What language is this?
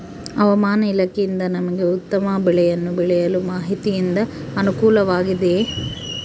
Kannada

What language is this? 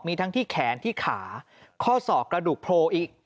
Thai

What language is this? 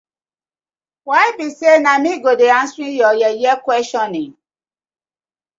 Nigerian Pidgin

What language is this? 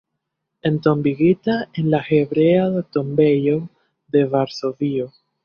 Esperanto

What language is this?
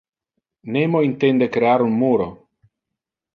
Interlingua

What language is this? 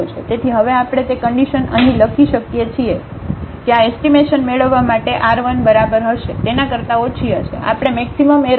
Gujarati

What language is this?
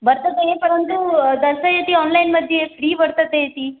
Sanskrit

